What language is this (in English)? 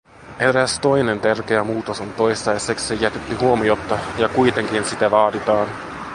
Finnish